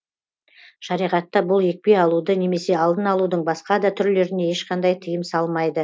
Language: Kazakh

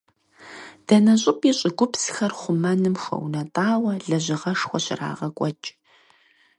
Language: Kabardian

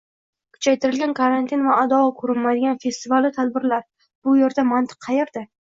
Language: Uzbek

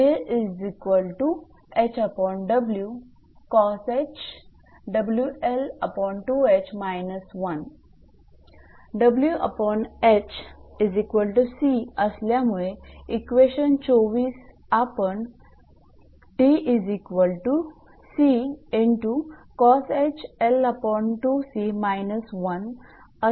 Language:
Marathi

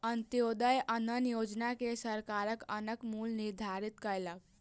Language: Maithili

